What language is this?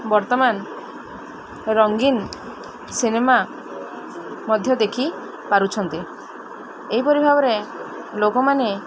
Odia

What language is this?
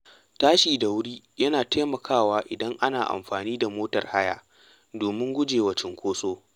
Hausa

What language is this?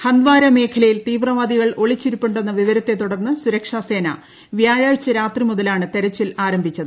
Malayalam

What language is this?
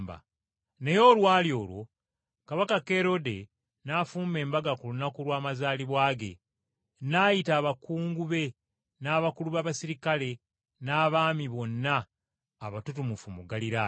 Ganda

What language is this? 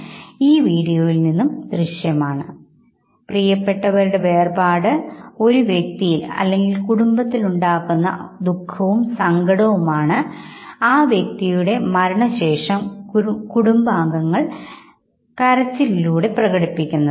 Malayalam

